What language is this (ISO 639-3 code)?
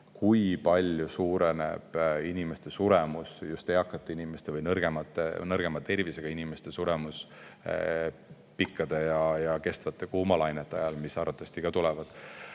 est